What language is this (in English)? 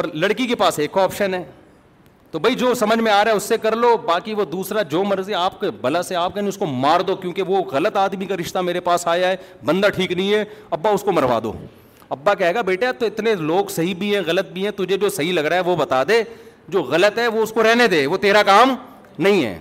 Urdu